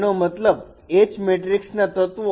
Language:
Gujarati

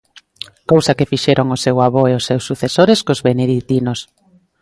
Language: Galician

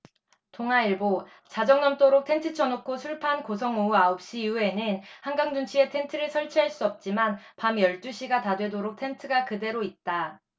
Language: Korean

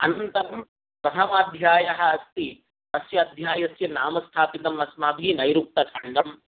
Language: Sanskrit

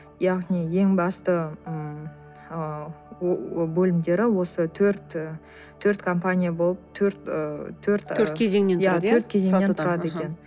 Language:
Kazakh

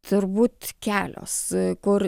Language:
Lithuanian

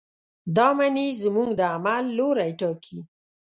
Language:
Pashto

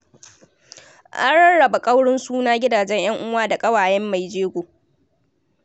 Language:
Hausa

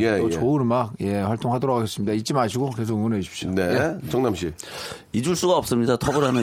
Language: Korean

